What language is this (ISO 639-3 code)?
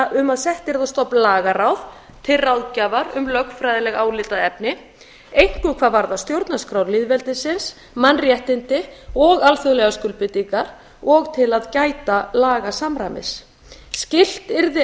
isl